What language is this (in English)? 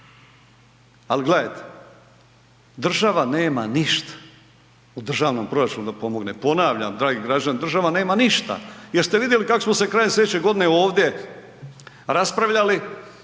Croatian